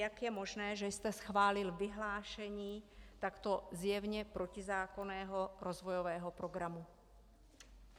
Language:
Czech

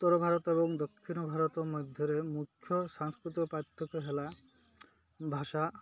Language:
Odia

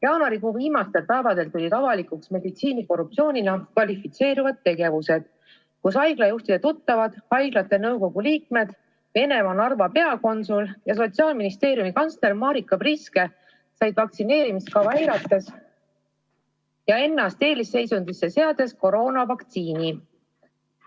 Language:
Estonian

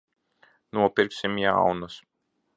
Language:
Latvian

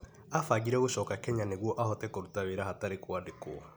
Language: Kikuyu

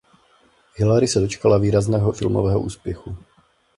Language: Czech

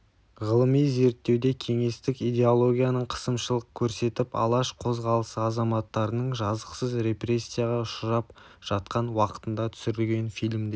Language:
Kazakh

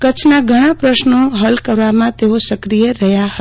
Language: Gujarati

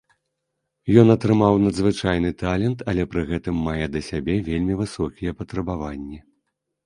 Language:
Belarusian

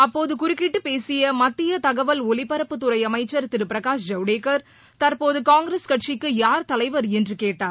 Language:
Tamil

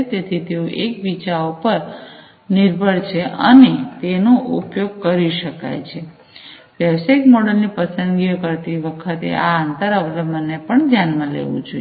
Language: Gujarati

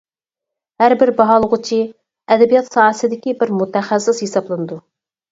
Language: Uyghur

